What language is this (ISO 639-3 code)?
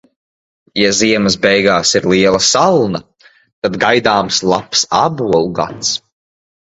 lav